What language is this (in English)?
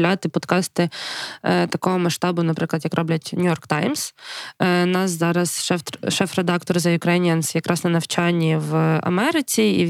Ukrainian